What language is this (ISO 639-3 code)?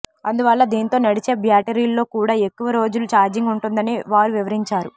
tel